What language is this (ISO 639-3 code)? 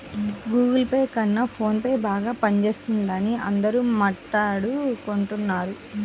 tel